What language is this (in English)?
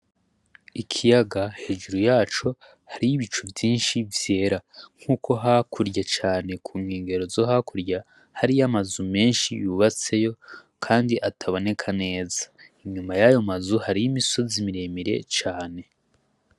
Rundi